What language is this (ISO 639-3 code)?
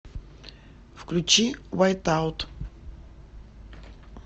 rus